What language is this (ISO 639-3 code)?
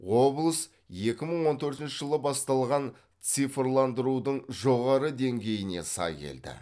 kaz